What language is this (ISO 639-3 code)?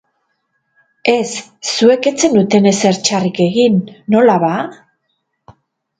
eus